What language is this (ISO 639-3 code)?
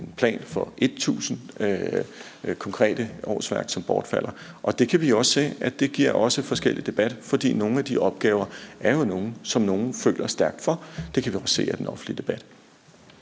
dan